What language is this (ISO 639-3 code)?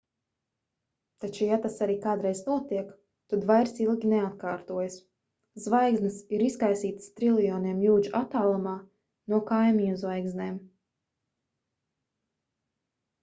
lav